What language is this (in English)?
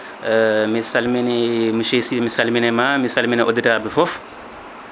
Fula